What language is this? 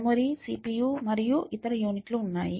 Telugu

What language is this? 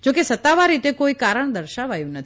Gujarati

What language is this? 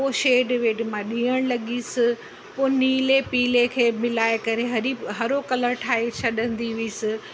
Sindhi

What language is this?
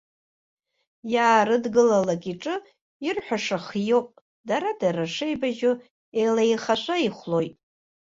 Abkhazian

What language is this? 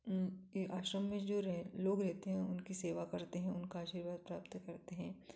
Hindi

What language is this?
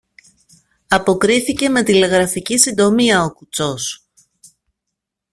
Greek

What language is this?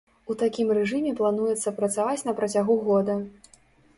Belarusian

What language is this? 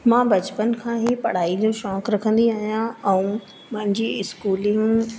Sindhi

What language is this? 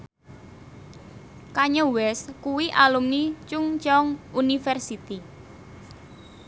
Javanese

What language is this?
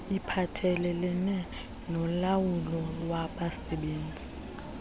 Xhosa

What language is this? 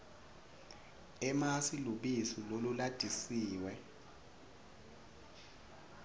Swati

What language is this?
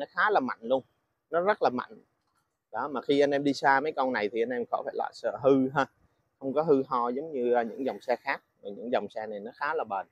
Vietnamese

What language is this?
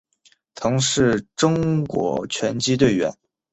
Chinese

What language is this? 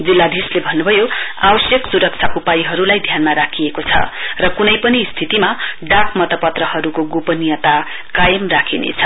Nepali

